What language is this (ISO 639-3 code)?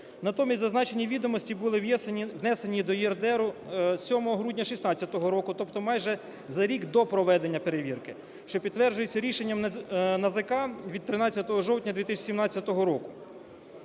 ukr